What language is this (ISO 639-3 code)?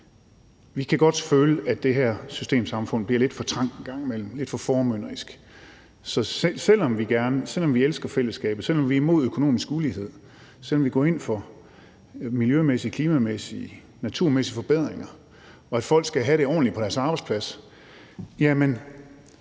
dan